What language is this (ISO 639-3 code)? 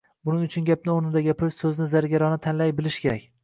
uzb